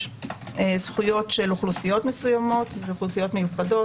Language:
Hebrew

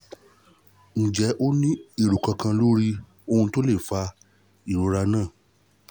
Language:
Yoruba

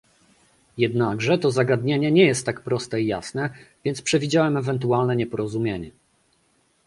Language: Polish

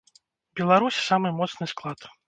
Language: Belarusian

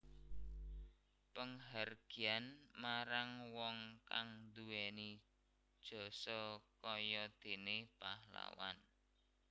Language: Javanese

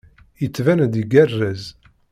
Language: Kabyle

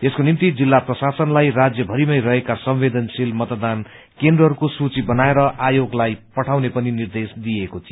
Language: Nepali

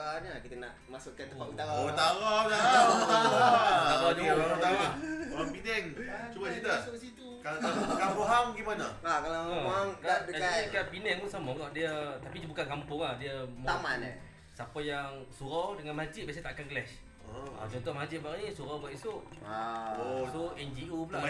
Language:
Malay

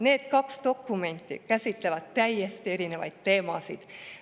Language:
Estonian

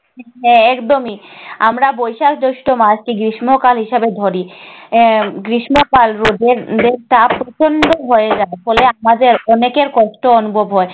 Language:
Bangla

